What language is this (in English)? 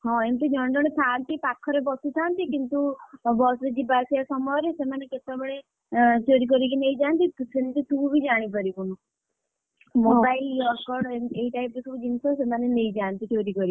Odia